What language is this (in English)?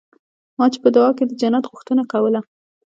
Pashto